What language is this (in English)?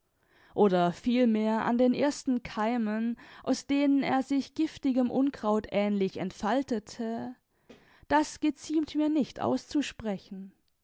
German